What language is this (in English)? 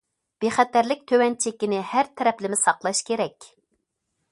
Uyghur